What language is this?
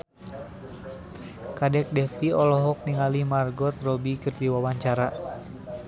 Sundanese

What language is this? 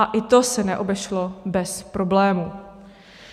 Czech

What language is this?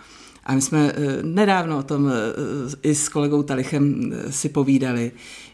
Czech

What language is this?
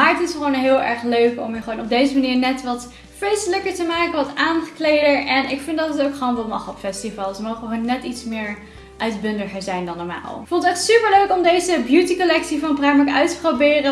Dutch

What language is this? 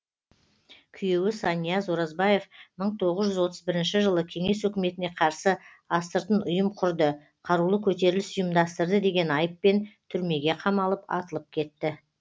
Kazakh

